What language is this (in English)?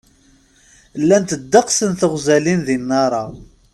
Kabyle